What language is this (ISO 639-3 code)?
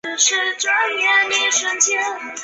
zho